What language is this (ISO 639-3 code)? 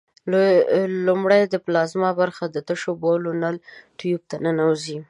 pus